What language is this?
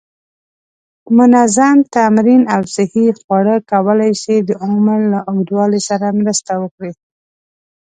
Pashto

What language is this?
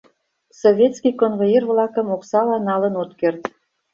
Mari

